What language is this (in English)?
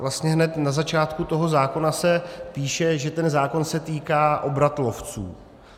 Czech